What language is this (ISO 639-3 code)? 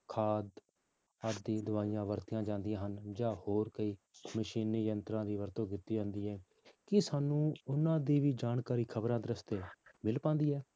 pan